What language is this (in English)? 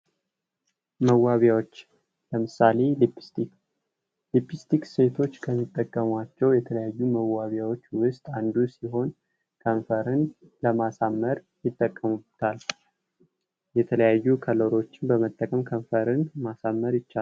Amharic